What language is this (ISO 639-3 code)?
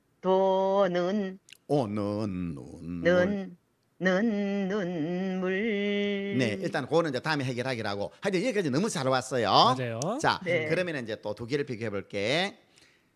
kor